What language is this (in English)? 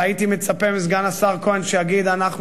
Hebrew